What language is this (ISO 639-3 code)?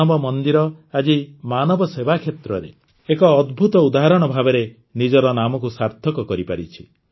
ori